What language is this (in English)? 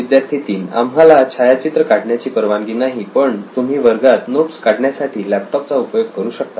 Marathi